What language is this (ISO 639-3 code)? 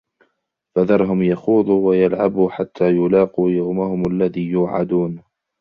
ara